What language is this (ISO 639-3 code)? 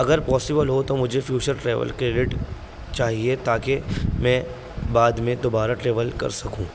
urd